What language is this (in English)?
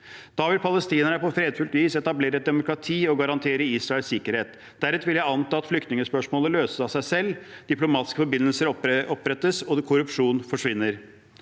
Norwegian